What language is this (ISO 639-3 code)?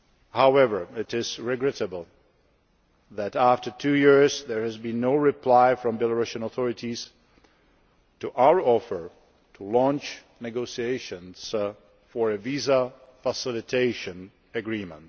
eng